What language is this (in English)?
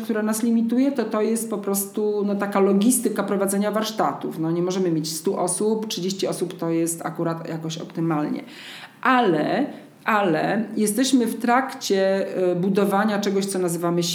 Polish